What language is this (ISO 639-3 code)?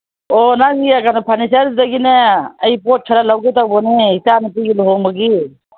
mni